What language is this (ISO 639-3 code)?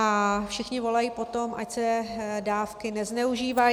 ces